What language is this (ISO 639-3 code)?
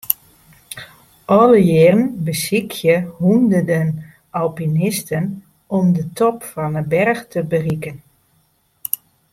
fry